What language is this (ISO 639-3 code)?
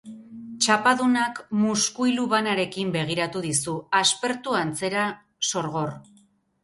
eus